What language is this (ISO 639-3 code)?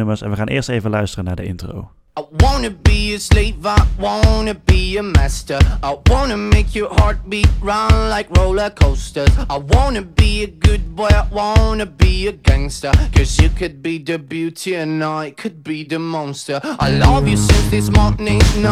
nld